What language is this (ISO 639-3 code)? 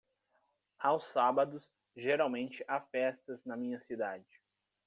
por